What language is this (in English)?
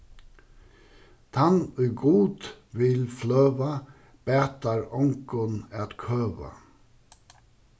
Faroese